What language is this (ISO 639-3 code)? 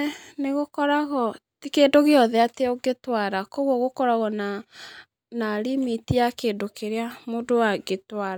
kik